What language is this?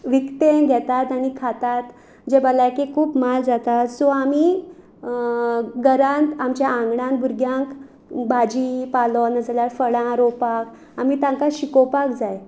Konkani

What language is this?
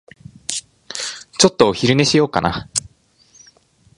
Japanese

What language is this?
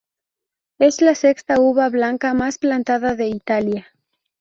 Spanish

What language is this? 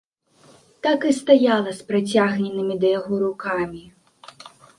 Belarusian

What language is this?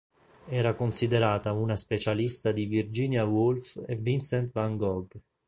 Italian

